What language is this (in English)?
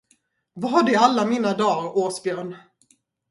Swedish